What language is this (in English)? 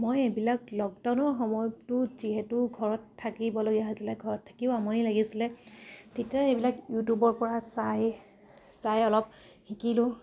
Assamese